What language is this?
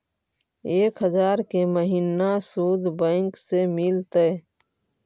Magahi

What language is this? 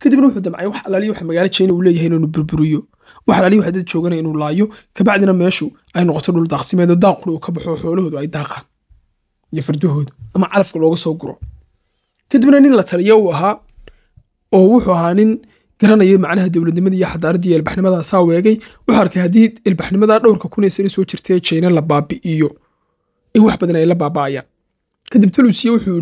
Arabic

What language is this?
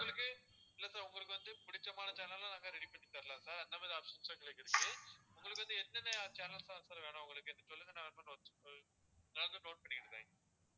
Tamil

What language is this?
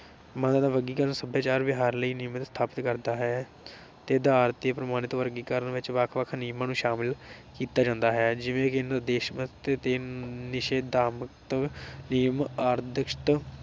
Punjabi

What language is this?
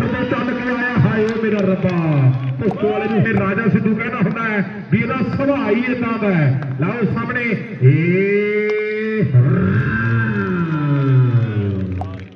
Hindi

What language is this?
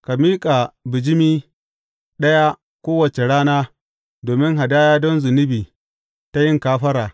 Hausa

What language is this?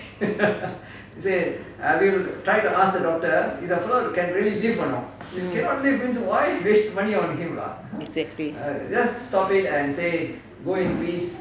English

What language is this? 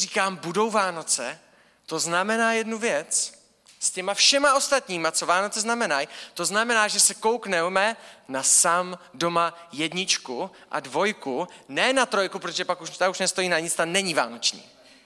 Czech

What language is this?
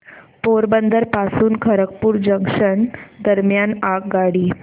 Marathi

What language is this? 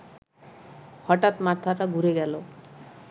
Bangla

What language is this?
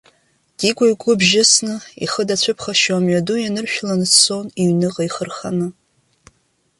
Abkhazian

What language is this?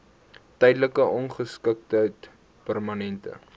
Afrikaans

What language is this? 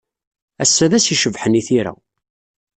Kabyle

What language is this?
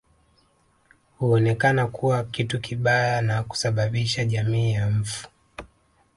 Swahili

